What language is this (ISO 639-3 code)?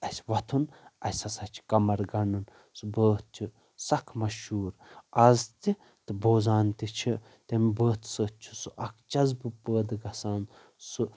kas